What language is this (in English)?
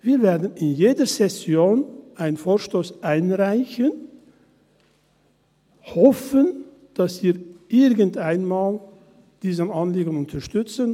Swiss German